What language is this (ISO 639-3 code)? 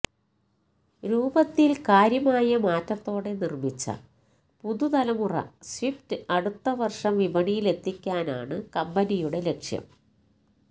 mal